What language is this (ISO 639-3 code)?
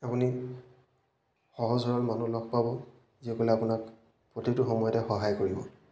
asm